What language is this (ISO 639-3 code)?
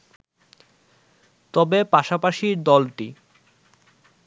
ben